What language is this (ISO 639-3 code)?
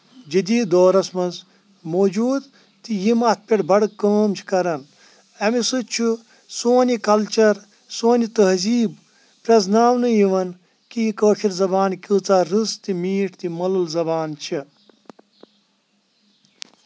kas